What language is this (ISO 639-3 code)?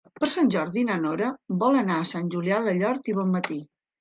cat